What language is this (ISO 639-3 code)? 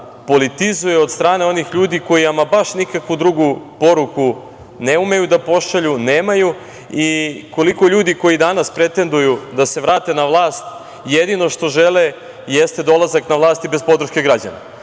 srp